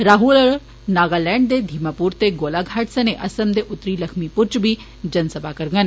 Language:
Dogri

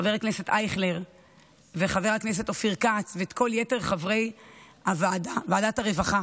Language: Hebrew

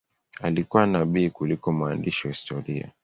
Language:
Swahili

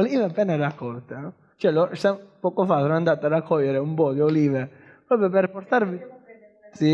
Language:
Italian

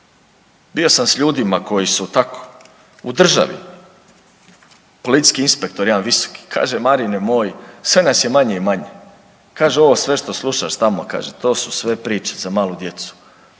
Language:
Croatian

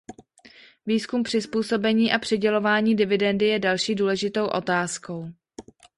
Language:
Czech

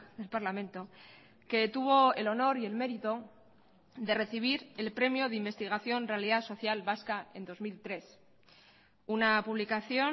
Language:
Spanish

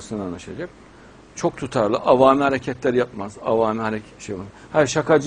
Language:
Turkish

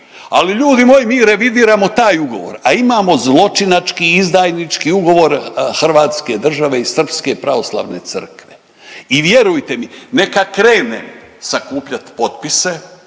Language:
Croatian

